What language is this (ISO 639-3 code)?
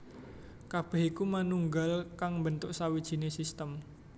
jav